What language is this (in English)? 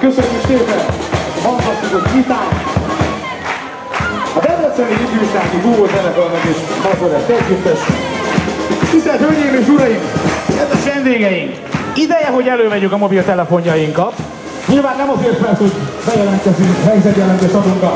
Hungarian